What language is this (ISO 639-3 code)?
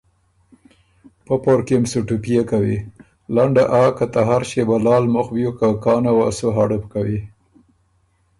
oru